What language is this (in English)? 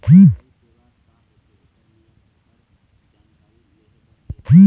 Chhattisgarhi